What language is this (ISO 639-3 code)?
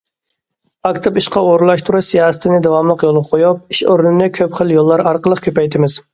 uig